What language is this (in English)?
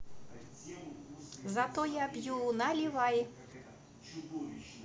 Russian